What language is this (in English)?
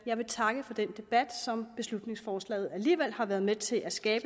Danish